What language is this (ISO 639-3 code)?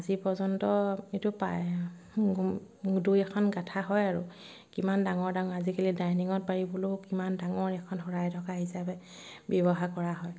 asm